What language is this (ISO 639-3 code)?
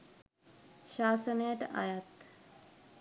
sin